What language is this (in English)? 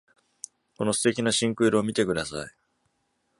Japanese